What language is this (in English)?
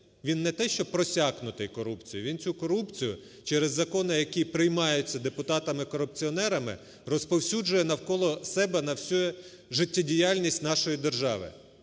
Ukrainian